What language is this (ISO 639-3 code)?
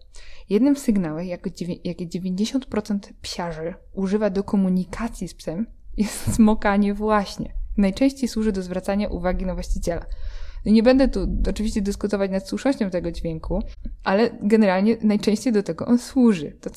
pol